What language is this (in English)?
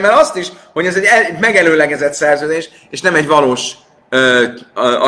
Hungarian